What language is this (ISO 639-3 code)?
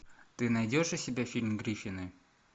rus